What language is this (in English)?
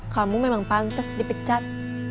Indonesian